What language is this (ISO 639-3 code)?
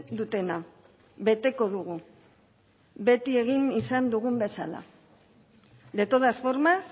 eus